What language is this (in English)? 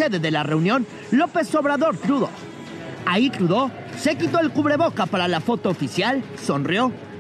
Spanish